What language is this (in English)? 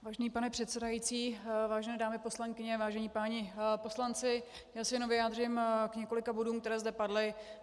Czech